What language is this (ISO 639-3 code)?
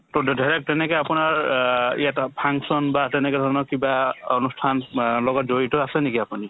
asm